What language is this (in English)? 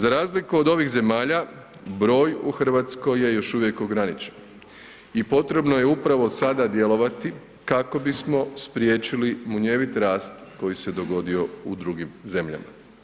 Croatian